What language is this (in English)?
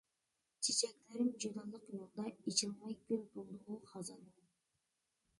Uyghur